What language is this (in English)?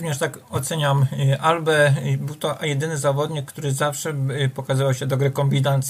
Polish